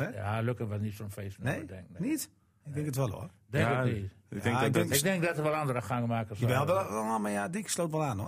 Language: Dutch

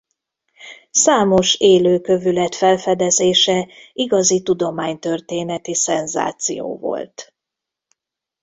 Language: Hungarian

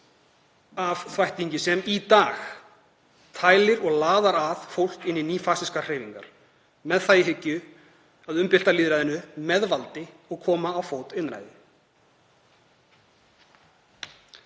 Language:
Icelandic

